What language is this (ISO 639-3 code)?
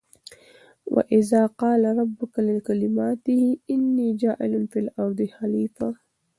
pus